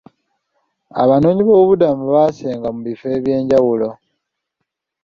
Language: Ganda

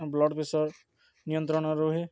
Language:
Odia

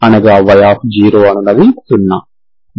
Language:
Telugu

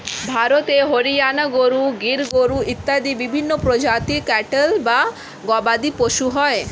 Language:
Bangla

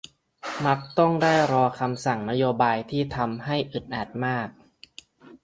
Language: Thai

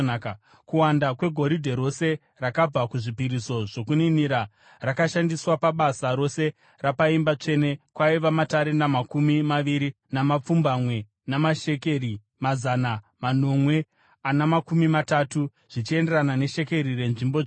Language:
Shona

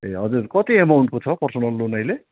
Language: Nepali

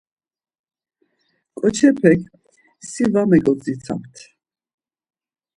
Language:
Laz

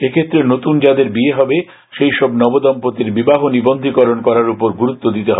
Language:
Bangla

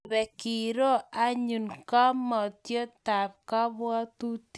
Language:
Kalenjin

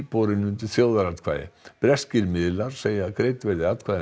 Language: Icelandic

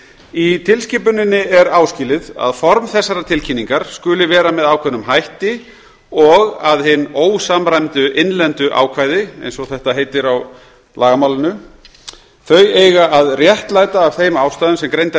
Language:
Icelandic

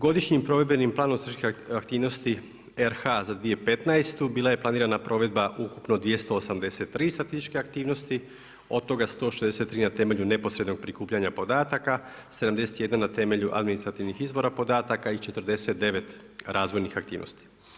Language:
Croatian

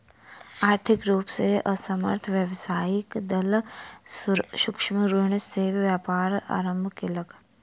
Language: Maithili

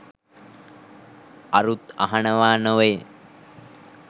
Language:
Sinhala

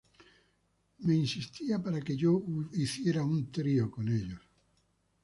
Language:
Spanish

